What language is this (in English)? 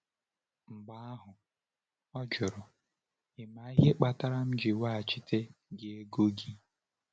Igbo